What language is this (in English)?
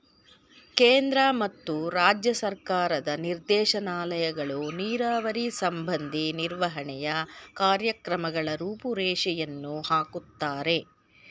Kannada